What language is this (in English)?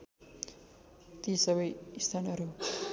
Nepali